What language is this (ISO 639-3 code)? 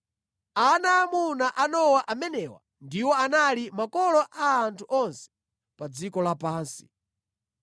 nya